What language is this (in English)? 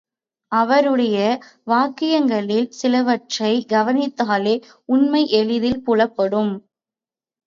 Tamil